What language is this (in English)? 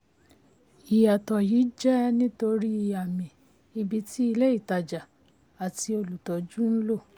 Yoruba